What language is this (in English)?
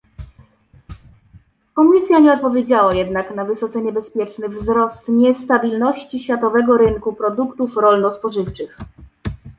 Polish